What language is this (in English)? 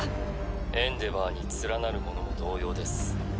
Japanese